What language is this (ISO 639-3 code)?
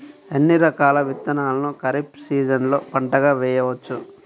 tel